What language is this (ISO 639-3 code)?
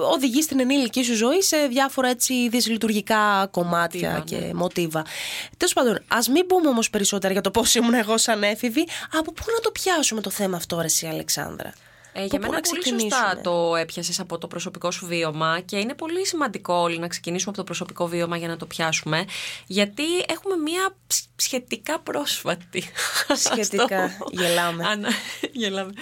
ell